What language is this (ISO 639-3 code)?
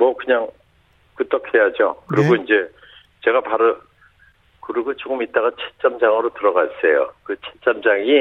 kor